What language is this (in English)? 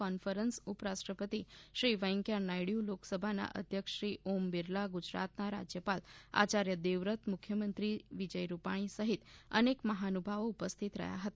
Gujarati